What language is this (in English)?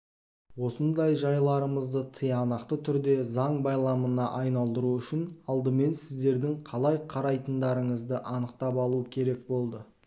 Kazakh